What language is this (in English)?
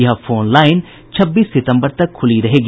Hindi